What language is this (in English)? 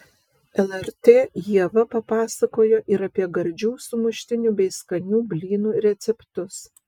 Lithuanian